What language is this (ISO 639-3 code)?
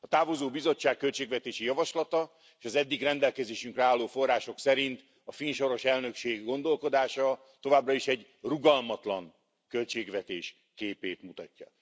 hun